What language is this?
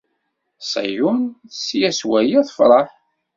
Kabyle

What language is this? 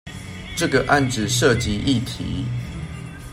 Chinese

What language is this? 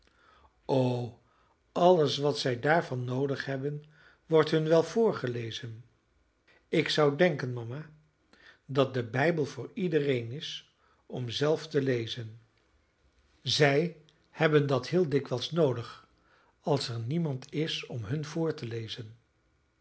Dutch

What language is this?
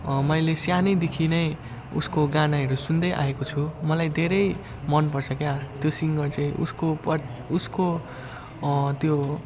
Nepali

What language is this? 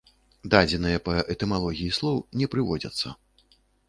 Belarusian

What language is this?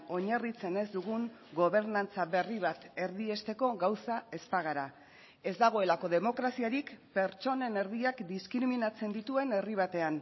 Basque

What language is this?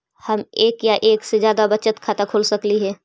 Magahi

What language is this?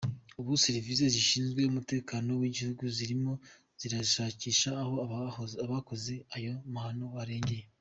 Kinyarwanda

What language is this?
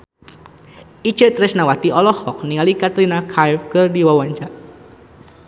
Sundanese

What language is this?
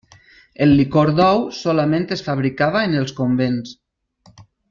Catalan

